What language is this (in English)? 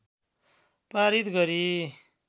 Nepali